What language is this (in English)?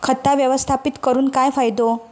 Marathi